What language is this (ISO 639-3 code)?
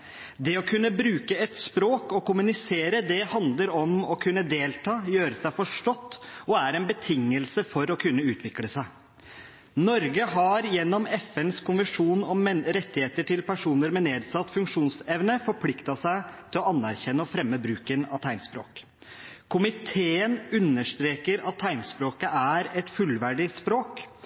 nob